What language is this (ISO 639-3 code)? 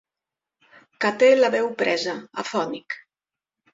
cat